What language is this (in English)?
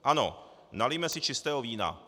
Czech